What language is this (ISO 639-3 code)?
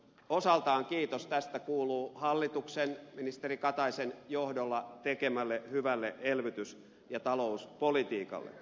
fin